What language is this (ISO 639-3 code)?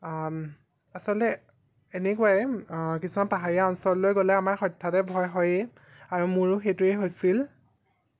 asm